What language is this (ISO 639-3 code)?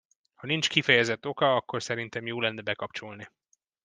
hun